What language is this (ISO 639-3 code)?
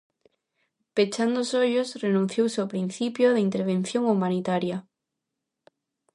glg